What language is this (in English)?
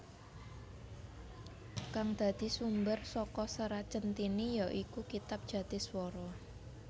Javanese